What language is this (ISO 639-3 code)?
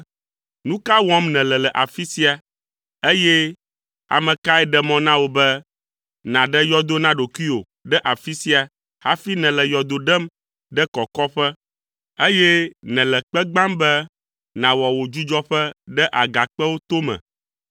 ewe